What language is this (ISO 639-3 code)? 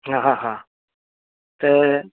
snd